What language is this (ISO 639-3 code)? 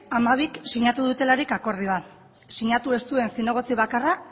eus